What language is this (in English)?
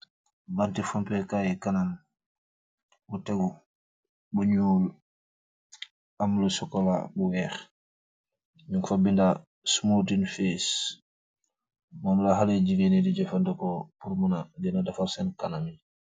Wolof